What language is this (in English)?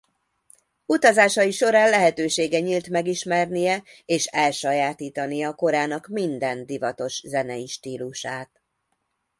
Hungarian